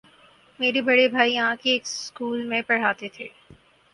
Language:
Urdu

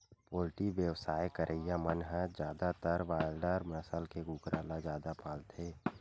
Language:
Chhattisgarhi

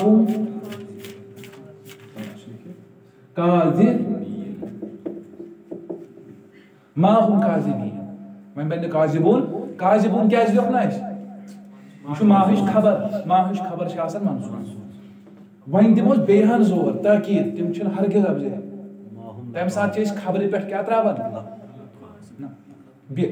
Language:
Turkish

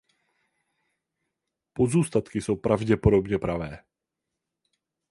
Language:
Czech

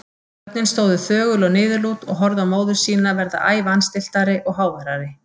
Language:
Icelandic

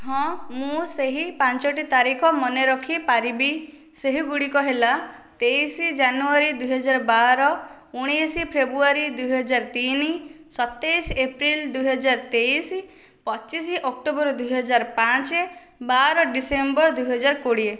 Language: Odia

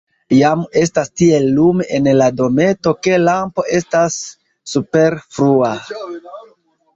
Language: Esperanto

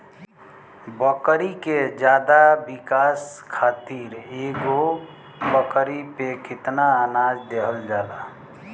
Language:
Bhojpuri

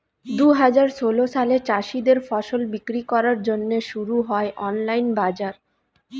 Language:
Bangla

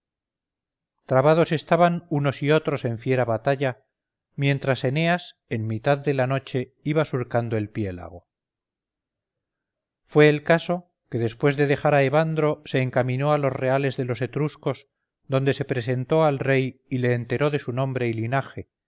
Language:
Spanish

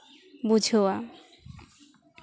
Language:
Santali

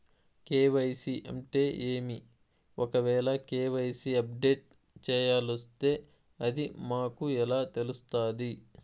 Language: Telugu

